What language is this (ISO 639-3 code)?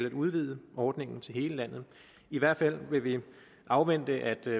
dan